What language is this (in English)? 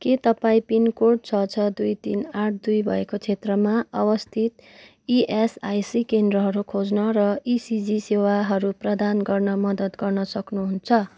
Nepali